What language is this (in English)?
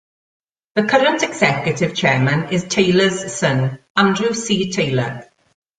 English